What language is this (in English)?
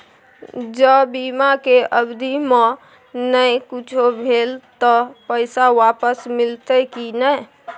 Maithili